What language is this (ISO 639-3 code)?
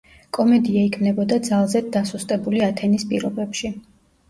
kat